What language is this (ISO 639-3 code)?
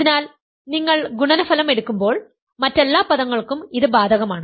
mal